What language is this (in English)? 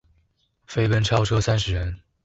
Chinese